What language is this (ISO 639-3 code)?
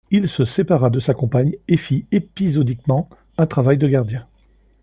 fra